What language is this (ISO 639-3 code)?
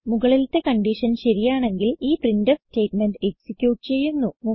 mal